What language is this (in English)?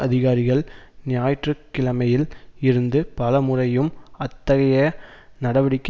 Tamil